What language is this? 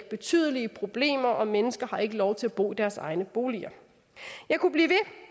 Danish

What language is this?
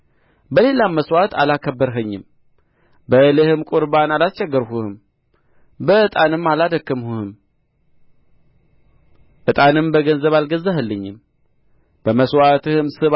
Amharic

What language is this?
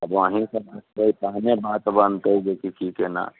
Maithili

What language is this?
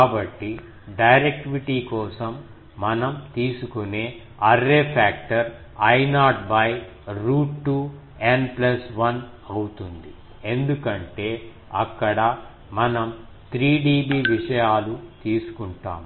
Telugu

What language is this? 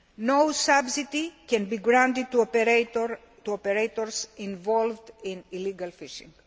English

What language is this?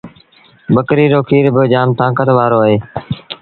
Sindhi Bhil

